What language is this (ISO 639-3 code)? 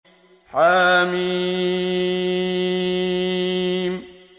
ara